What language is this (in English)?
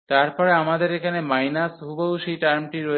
Bangla